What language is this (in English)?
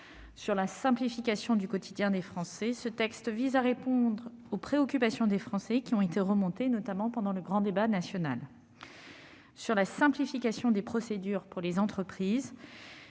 French